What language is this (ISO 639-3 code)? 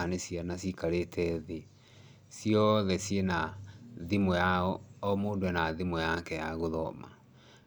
kik